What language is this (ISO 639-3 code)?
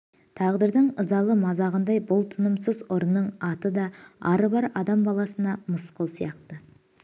kaz